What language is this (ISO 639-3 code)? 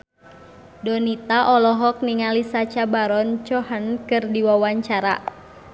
sun